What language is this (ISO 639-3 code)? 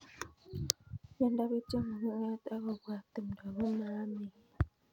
kln